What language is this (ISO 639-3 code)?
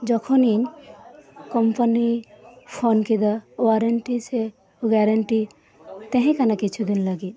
sat